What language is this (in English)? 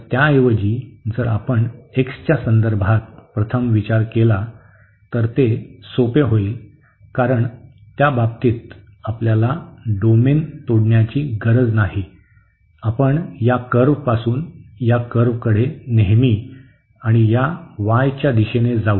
Marathi